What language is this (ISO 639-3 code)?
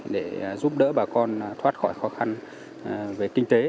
vie